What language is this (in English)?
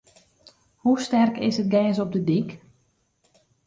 Western Frisian